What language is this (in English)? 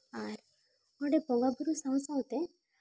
Santali